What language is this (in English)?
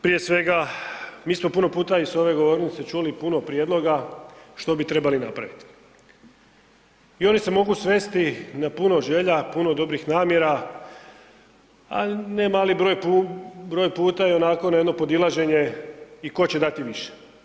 Croatian